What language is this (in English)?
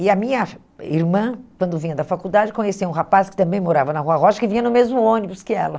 Portuguese